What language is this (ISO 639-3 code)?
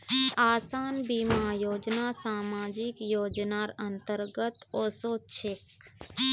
mag